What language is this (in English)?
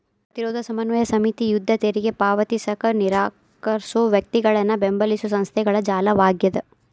Kannada